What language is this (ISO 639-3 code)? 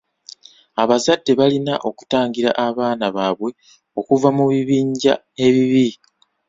lug